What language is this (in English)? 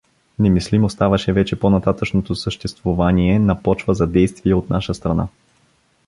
Bulgarian